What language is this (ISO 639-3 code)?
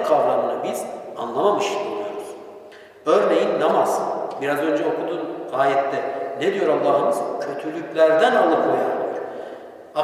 tur